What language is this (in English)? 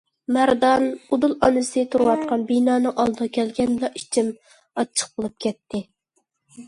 Uyghur